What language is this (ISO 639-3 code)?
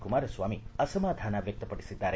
kan